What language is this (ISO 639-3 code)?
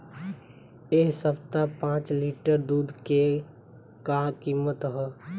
bho